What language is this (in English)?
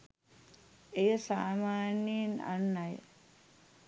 Sinhala